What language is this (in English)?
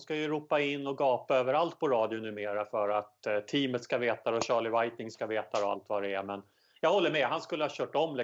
Swedish